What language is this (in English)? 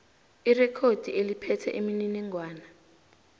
South Ndebele